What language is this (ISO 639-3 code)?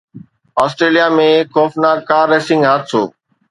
snd